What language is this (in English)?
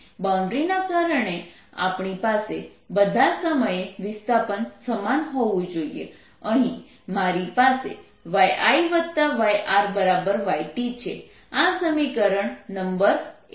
Gujarati